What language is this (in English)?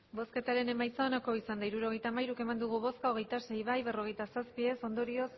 Basque